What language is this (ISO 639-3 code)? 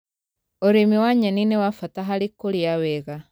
kik